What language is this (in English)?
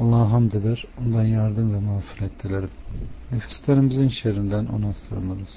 Turkish